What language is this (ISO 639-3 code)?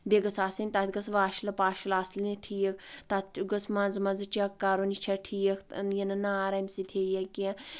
kas